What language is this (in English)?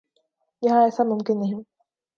Urdu